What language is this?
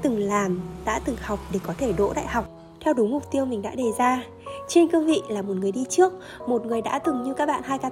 Vietnamese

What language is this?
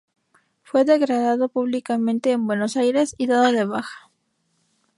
Spanish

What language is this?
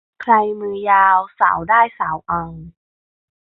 Thai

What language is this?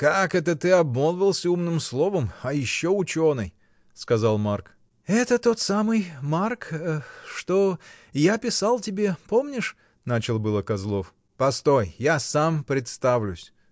Russian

